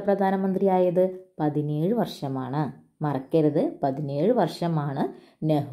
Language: Malayalam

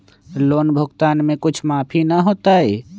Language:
Magahi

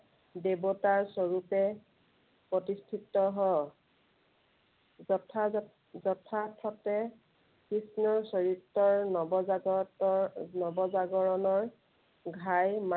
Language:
Assamese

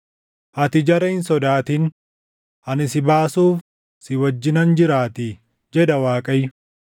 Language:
Oromo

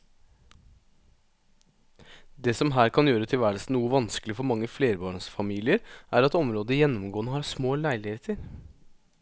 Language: Norwegian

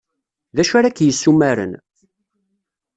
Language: Kabyle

